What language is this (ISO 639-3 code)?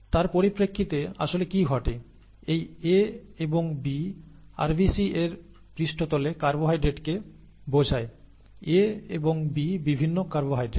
ben